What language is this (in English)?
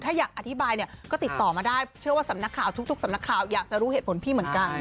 Thai